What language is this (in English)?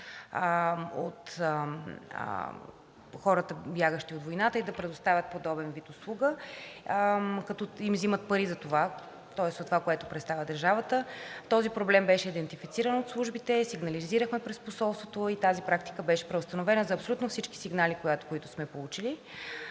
Bulgarian